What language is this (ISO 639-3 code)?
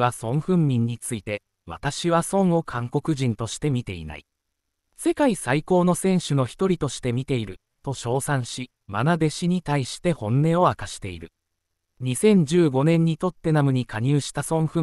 jpn